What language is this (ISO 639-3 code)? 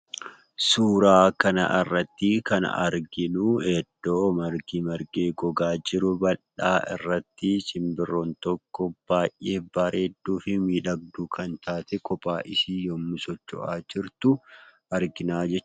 orm